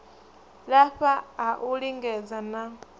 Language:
Venda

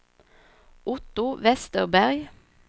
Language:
Swedish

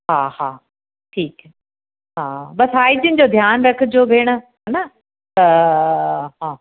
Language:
Sindhi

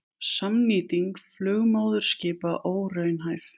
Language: Icelandic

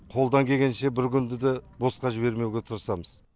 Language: Kazakh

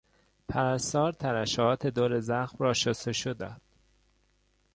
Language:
Persian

